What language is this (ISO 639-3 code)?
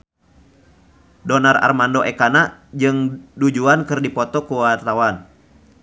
sun